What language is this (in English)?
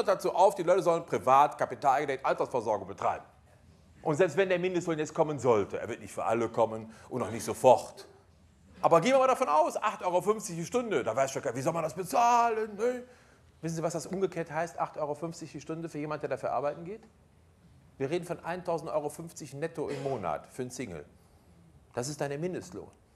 German